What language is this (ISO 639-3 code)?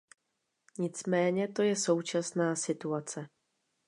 ces